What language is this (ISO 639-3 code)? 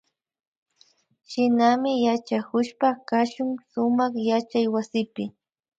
qvi